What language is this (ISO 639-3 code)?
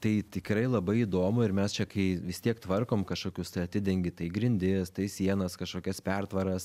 lit